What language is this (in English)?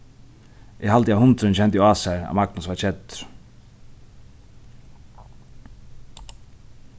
Faroese